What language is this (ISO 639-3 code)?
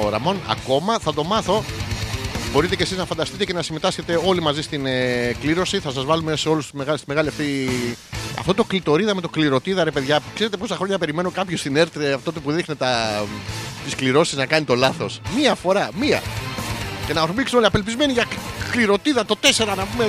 ell